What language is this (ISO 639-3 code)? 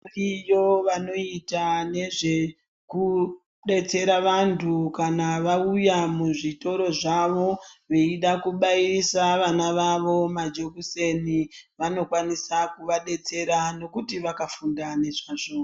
ndc